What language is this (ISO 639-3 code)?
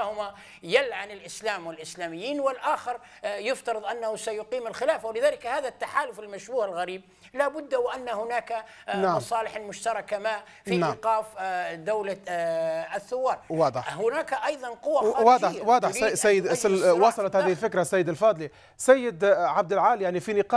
ara